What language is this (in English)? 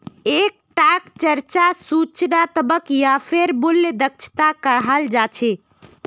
Magahi